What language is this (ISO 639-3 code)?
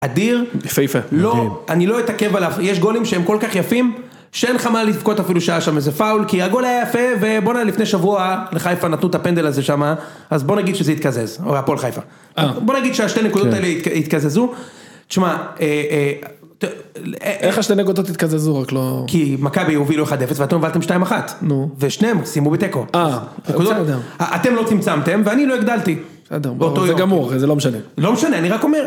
heb